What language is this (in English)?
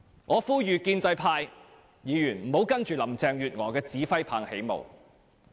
Cantonese